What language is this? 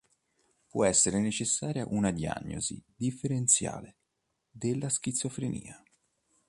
Italian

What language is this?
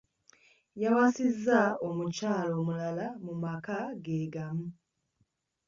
Ganda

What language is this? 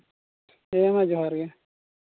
Santali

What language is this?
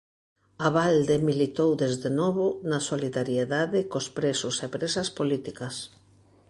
Galician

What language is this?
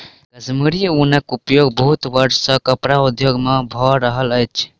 Maithili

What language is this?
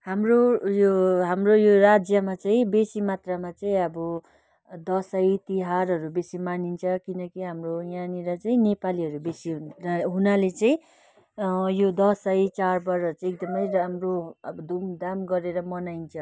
Nepali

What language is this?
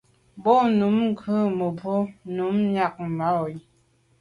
Medumba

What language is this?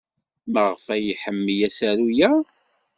Kabyle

